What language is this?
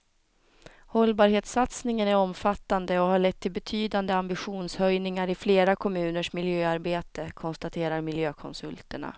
Swedish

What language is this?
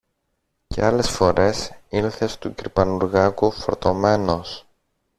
Greek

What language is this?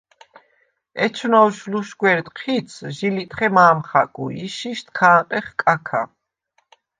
Svan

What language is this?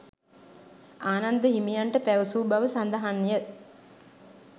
Sinhala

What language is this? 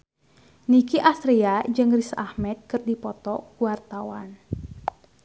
Sundanese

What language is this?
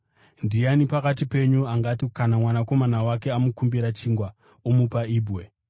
Shona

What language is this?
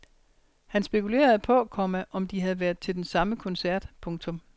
Danish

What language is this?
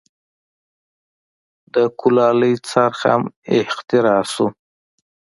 Pashto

